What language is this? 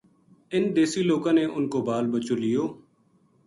Gujari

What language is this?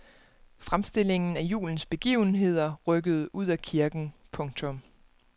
Danish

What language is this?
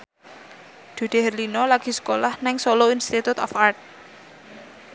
Javanese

